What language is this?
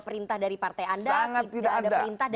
Indonesian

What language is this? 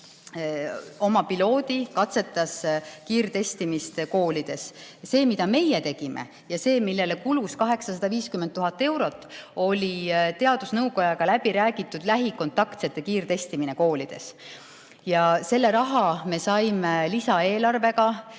Estonian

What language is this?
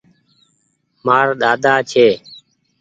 Goaria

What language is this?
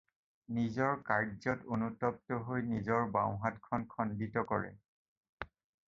Assamese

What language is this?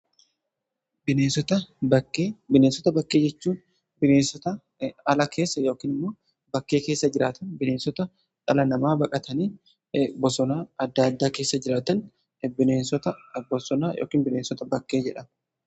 Oromo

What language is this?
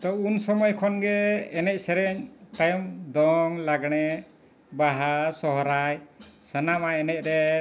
Santali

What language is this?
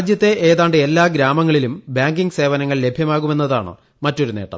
Malayalam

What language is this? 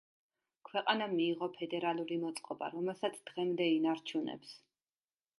Georgian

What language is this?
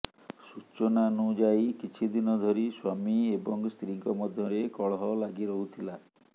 Odia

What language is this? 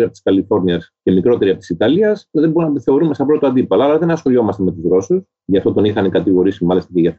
Greek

